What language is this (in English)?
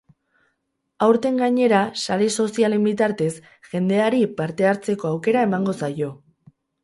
Basque